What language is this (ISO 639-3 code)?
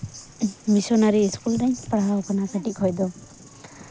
sat